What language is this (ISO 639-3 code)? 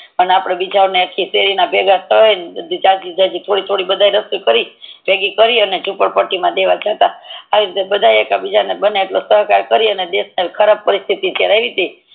guj